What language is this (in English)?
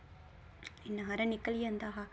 Dogri